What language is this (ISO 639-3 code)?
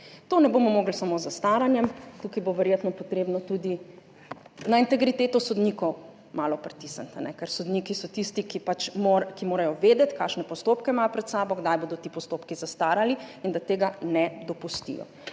slv